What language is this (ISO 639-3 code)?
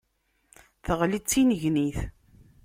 kab